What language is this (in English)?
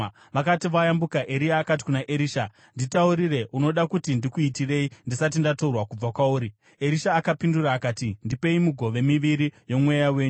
Shona